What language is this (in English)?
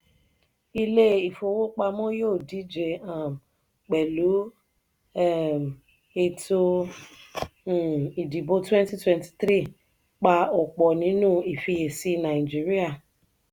Yoruba